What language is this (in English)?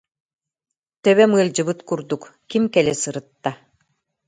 Yakut